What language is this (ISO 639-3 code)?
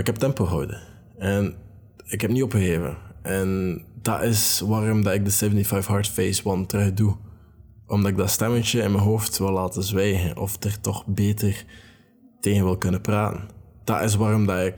nld